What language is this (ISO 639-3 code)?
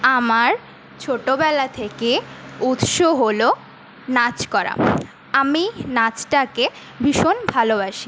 ben